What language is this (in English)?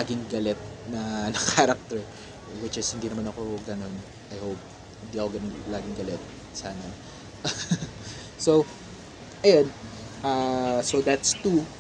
Filipino